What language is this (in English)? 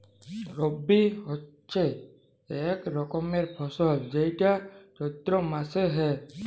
Bangla